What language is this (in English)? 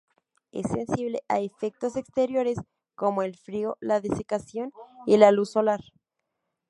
Spanish